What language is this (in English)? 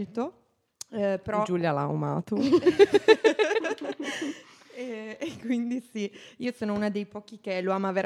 Italian